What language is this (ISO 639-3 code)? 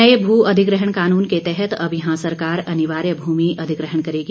hin